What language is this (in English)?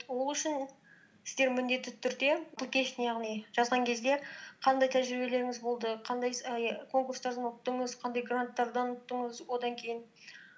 Kazakh